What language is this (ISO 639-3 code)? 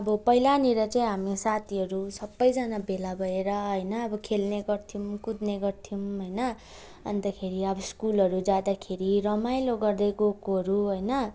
nep